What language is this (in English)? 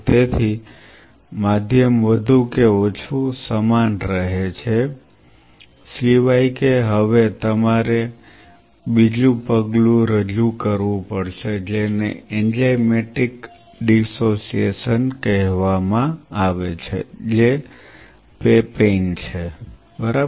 Gujarati